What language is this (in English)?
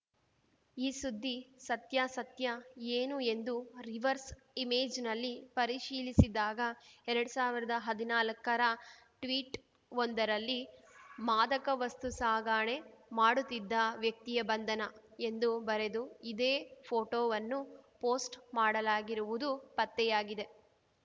Kannada